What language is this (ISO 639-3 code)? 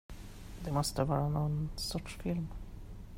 swe